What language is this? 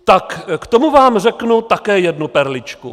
Czech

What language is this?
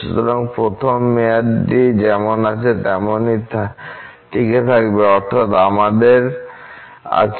Bangla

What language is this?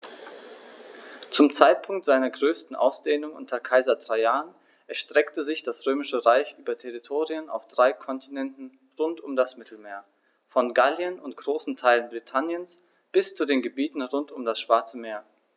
German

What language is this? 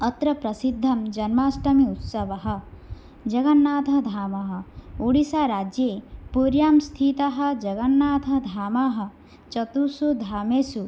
Sanskrit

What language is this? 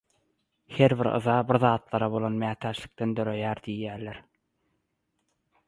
Turkmen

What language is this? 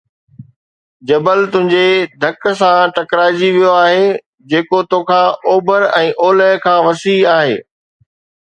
Sindhi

